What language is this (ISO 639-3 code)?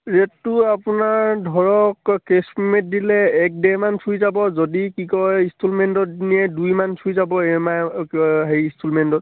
asm